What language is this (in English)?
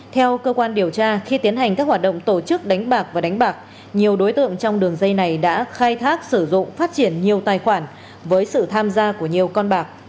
Vietnamese